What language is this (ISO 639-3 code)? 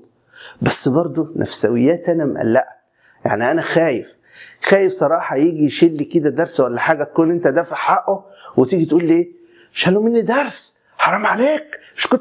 ara